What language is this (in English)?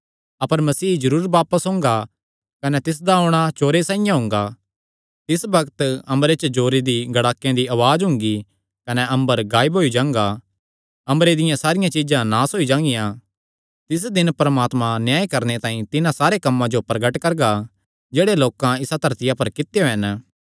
Kangri